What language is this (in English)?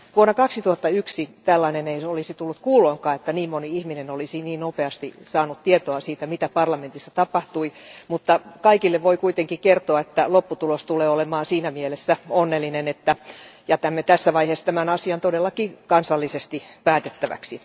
Finnish